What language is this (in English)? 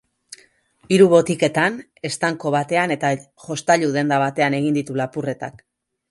Basque